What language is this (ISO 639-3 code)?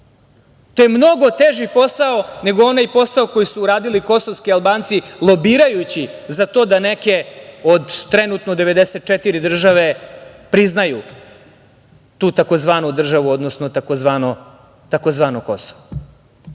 srp